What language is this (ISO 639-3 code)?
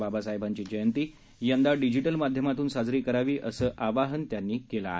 mar